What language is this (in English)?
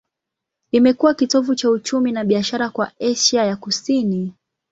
Swahili